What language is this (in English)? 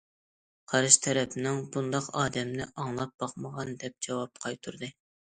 Uyghur